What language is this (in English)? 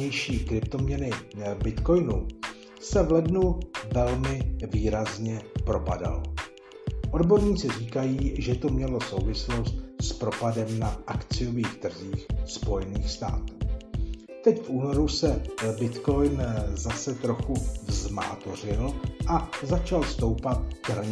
Czech